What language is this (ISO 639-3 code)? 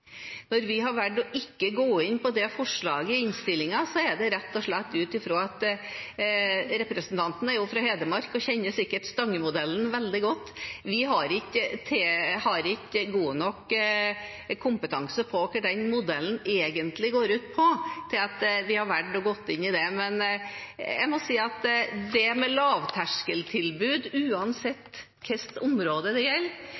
nob